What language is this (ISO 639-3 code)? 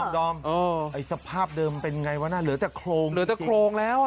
tha